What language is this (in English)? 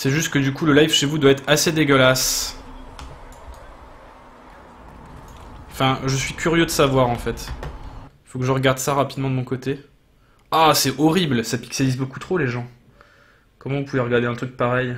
French